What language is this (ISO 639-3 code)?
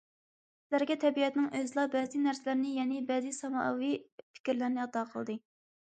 uig